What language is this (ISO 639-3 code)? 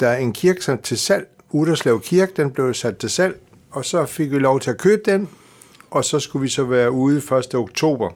dan